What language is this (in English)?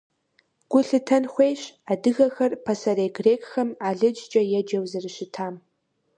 Kabardian